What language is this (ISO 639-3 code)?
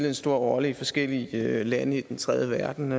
dan